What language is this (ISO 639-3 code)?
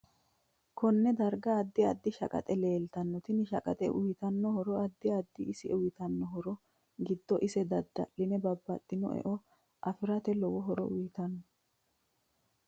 sid